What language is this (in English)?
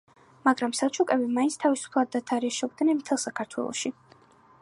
Georgian